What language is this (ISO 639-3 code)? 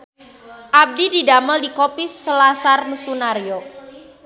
sun